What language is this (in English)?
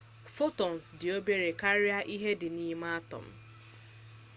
Igbo